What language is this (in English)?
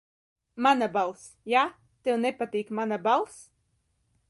Latvian